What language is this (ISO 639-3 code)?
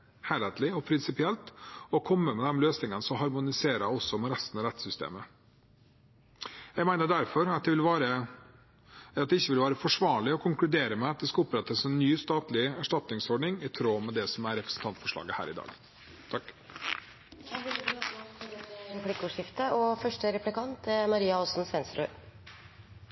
nob